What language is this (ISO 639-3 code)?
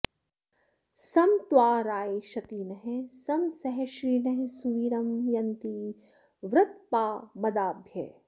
san